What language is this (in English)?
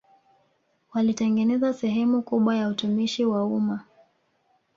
Swahili